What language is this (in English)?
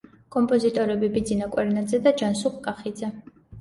Georgian